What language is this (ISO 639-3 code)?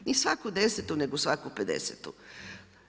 hrv